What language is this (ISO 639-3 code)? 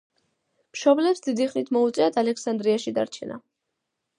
kat